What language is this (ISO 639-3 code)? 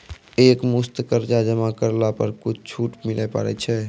mai